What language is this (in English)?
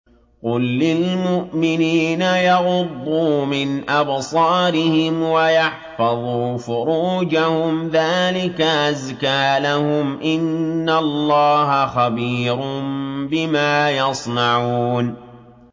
Arabic